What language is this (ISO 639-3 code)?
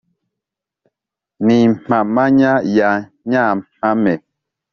kin